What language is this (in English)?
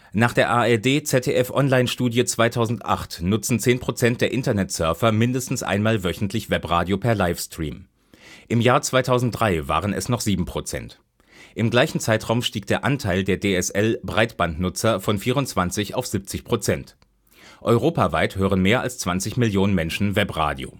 German